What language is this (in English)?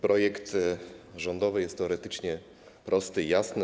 Polish